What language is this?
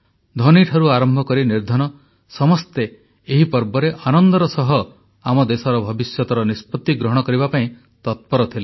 Odia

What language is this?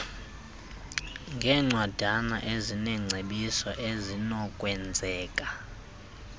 Xhosa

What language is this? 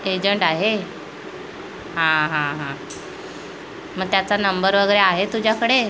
Marathi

